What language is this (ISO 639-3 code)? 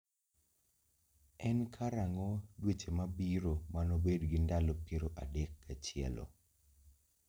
luo